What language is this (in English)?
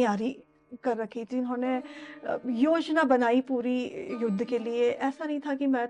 Hindi